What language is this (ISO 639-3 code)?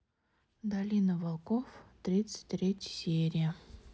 rus